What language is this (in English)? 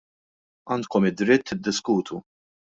Maltese